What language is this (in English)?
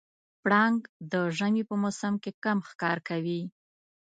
Pashto